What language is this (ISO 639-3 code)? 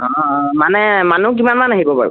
asm